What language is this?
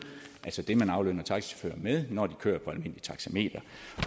Danish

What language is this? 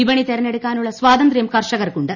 Malayalam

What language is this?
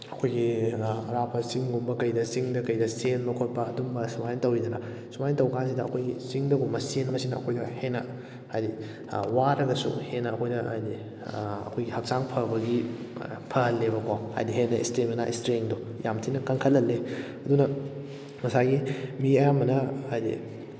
Manipuri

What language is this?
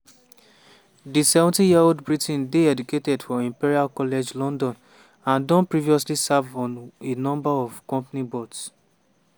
Nigerian Pidgin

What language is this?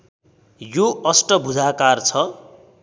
Nepali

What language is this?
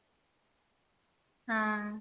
Odia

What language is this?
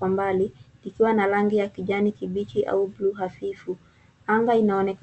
Swahili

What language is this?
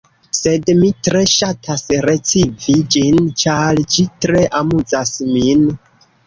Esperanto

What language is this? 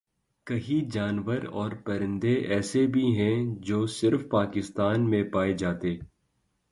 Urdu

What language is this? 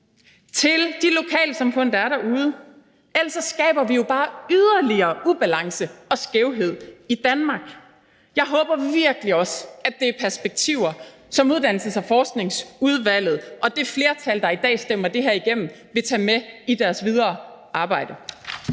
Danish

